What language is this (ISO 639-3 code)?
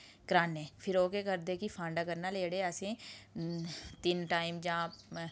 doi